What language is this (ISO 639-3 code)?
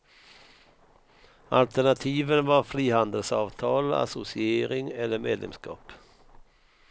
swe